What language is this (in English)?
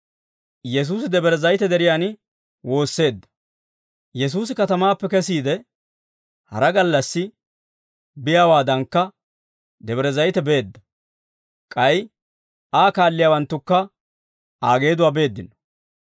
Dawro